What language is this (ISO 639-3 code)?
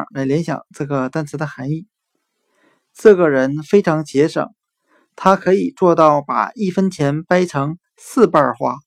zho